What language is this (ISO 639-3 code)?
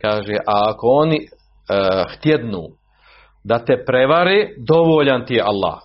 hrv